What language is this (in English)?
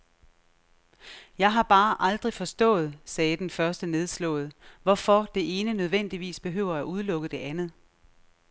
Danish